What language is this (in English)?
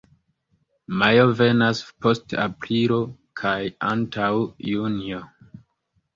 Esperanto